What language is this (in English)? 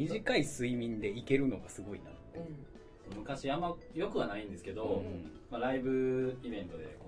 Japanese